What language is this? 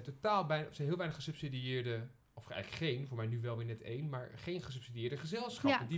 Dutch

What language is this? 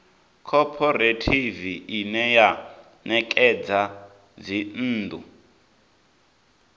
Venda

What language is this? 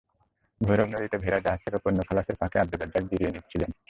Bangla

